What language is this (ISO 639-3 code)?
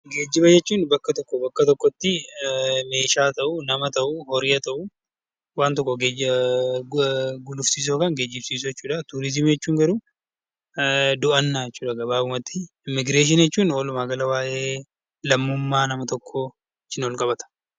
orm